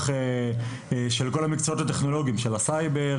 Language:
Hebrew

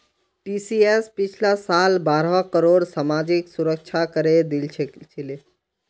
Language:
Magahi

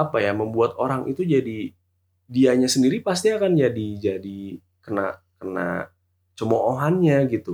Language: Indonesian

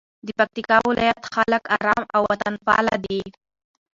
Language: Pashto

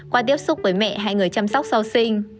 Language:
Vietnamese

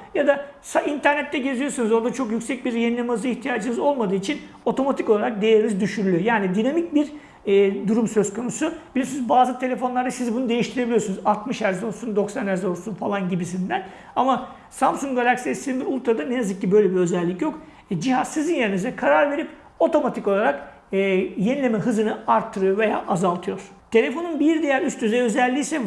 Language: Turkish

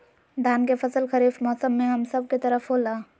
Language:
Magahi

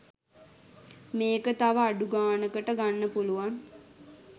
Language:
Sinhala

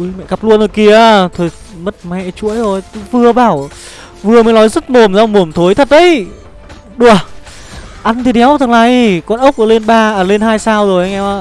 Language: Vietnamese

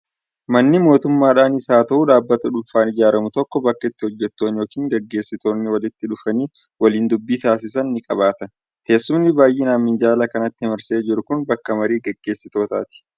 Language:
Oromo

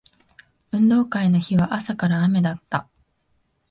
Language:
Japanese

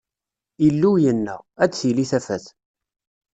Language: Kabyle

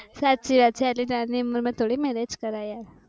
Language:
Gujarati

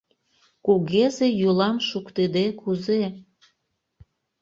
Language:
Mari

